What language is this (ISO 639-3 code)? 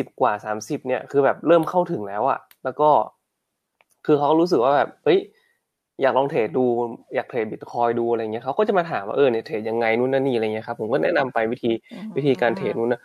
tha